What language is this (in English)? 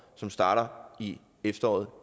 Danish